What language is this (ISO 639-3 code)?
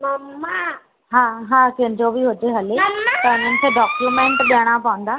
snd